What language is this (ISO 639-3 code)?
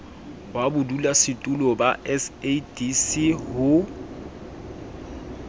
sot